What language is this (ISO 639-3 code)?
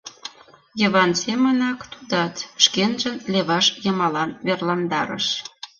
chm